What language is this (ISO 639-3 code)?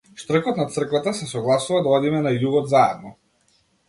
mkd